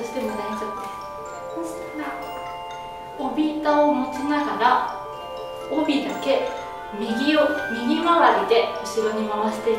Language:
Japanese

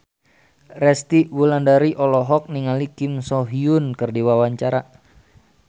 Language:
Sundanese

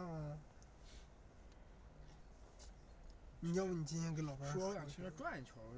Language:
Chinese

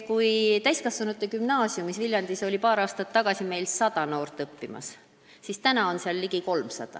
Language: Estonian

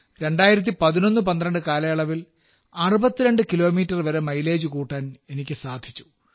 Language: Malayalam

